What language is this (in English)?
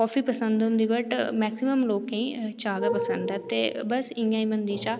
Dogri